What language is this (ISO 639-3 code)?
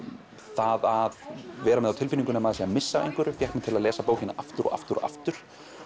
isl